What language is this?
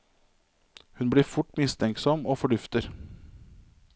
Norwegian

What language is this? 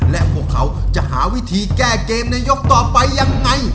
Thai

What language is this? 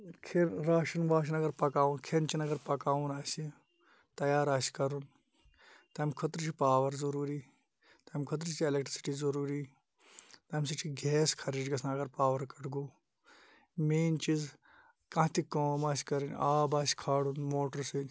Kashmiri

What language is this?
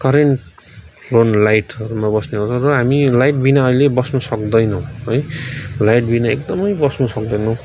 Nepali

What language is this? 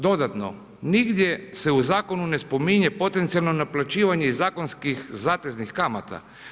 Croatian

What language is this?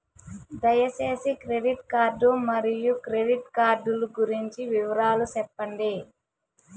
Telugu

